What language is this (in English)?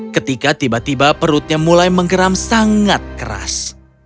Indonesian